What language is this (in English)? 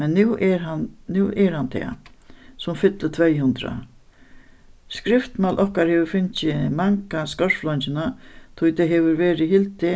Faroese